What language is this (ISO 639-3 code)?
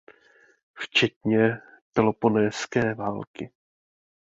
ces